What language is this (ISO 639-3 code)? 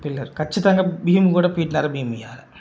tel